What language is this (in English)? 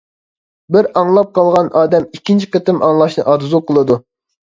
Uyghur